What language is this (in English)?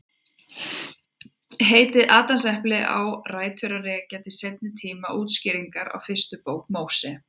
Icelandic